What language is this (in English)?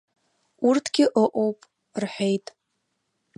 Abkhazian